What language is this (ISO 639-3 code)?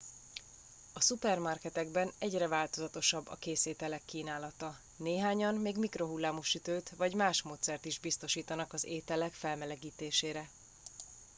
hun